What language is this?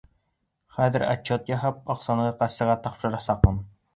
Bashkir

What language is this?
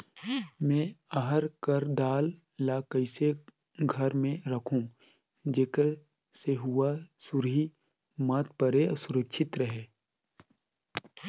Chhattisgarhi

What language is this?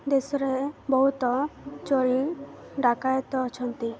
Odia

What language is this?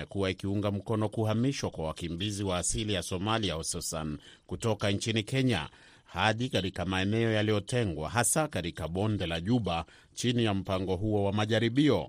Swahili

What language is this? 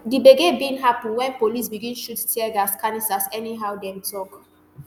Nigerian Pidgin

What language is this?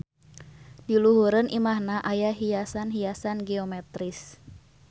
Sundanese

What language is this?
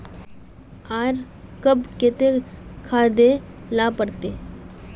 Magahi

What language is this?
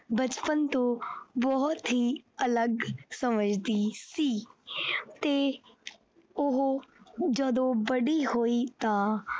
Punjabi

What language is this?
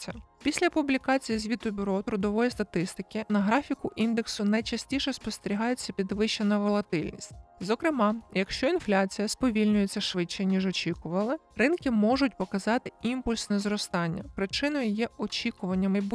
Ukrainian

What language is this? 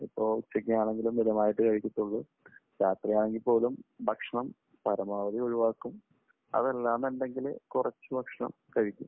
Malayalam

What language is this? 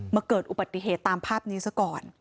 Thai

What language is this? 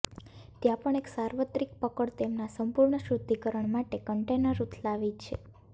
Gujarati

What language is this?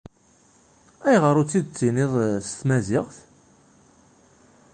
Kabyle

